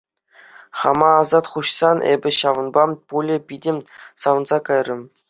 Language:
Chuvash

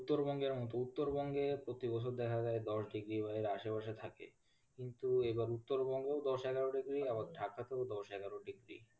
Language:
Bangla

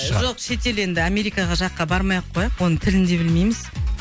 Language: Kazakh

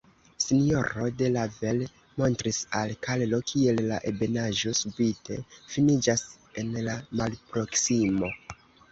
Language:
Esperanto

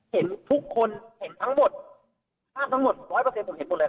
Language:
Thai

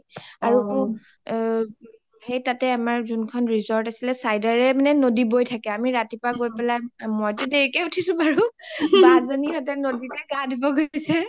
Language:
Assamese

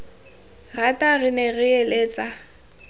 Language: Tswana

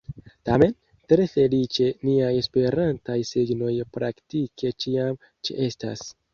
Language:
Esperanto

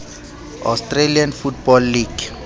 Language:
Southern Sotho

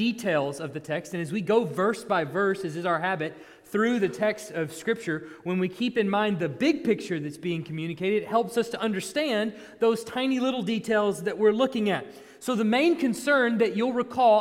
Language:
English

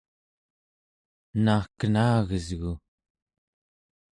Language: Central Yupik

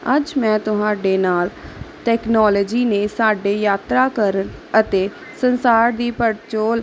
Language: Punjabi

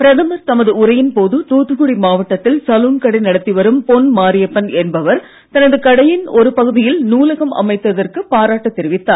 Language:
Tamil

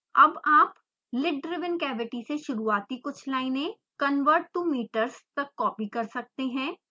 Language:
Hindi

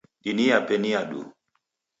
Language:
Taita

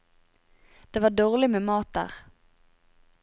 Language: Norwegian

